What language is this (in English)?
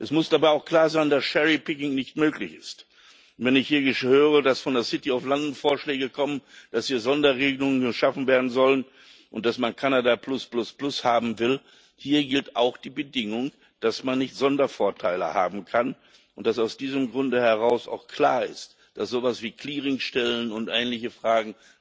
German